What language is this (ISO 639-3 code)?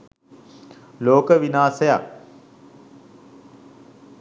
sin